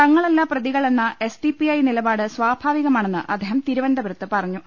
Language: Malayalam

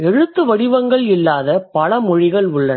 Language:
Tamil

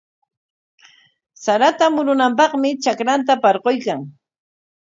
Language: Corongo Ancash Quechua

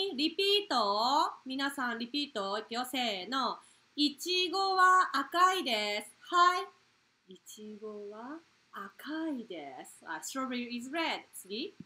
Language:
Japanese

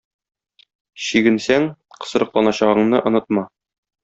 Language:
Tatar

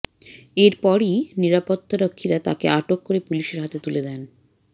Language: Bangla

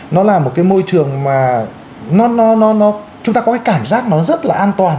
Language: Vietnamese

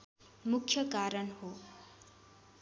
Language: Nepali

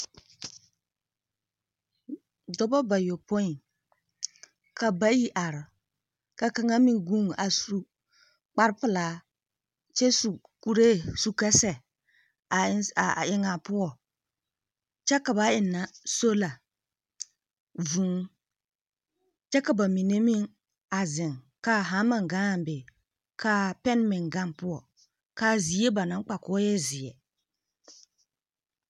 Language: Southern Dagaare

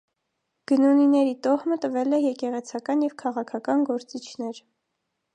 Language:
Armenian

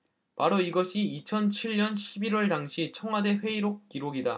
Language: Korean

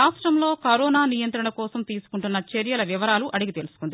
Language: Telugu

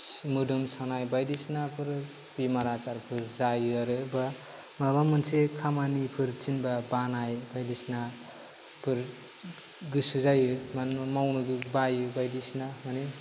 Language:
Bodo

